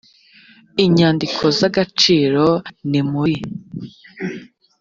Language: Kinyarwanda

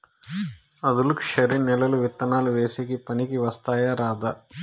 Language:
Telugu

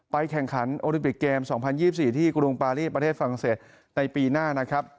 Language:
Thai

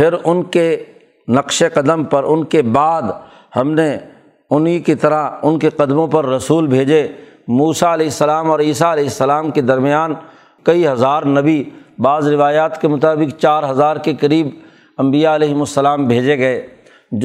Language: Urdu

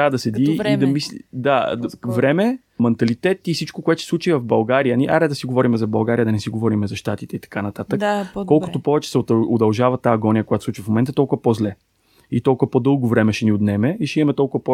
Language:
Bulgarian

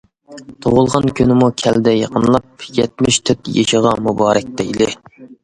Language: Uyghur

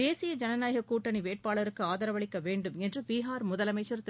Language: Tamil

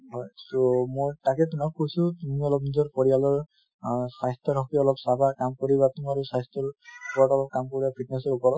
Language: Assamese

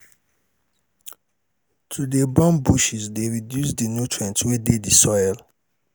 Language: Nigerian Pidgin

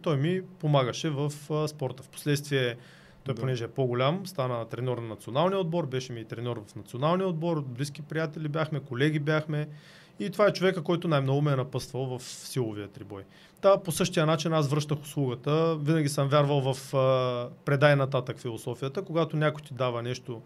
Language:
Bulgarian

